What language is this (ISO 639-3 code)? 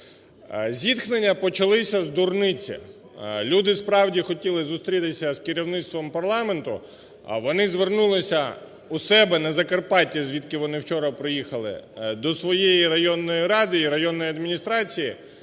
ukr